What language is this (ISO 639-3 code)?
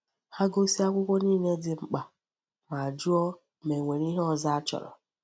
ibo